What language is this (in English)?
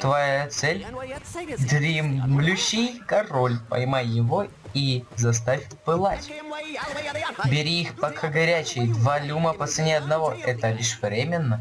Russian